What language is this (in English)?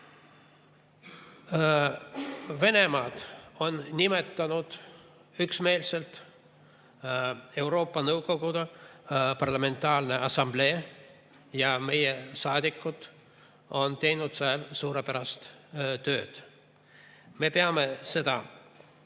Estonian